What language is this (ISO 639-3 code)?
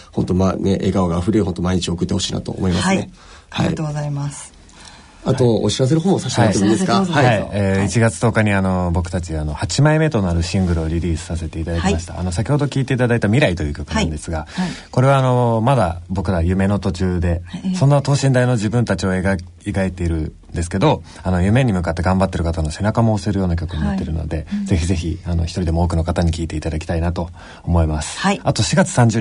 jpn